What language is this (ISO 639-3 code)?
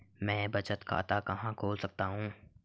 hin